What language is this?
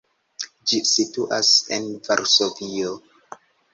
Esperanto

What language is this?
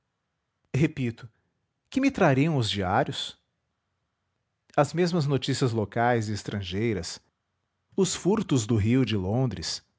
Portuguese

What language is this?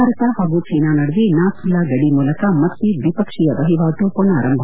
Kannada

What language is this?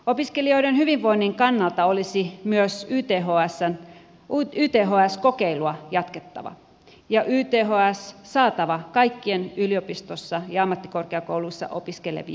Finnish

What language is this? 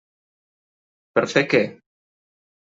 Catalan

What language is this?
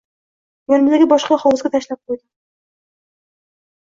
Uzbek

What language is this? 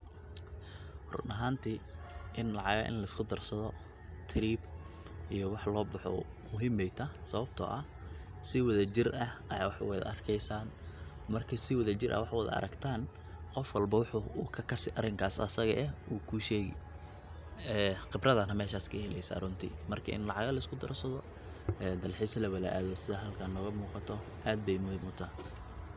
Somali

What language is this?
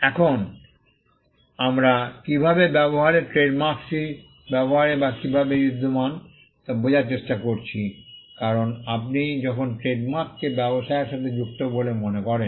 Bangla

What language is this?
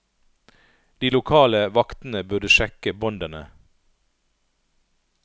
Norwegian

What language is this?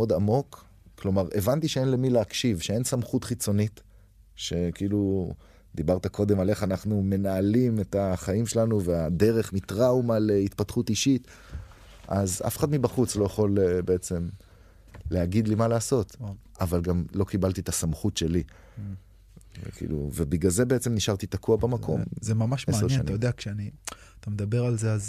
Hebrew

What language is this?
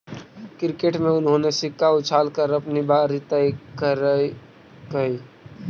Magahi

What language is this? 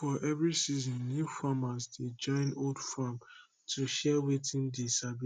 Nigerian Pidgin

